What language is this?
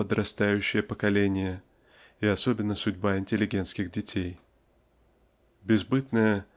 Russian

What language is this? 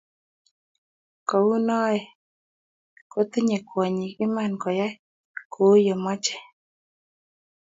Kalenjin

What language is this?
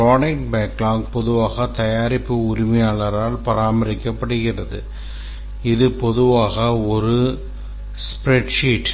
Tamil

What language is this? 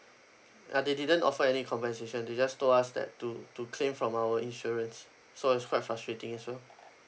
English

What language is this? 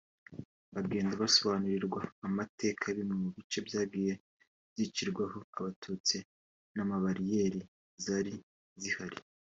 Kinyarwanda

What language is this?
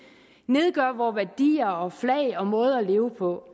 Danish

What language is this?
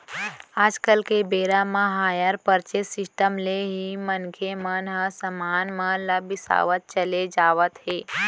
Chhattisgarhi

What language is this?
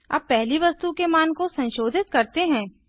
Hindi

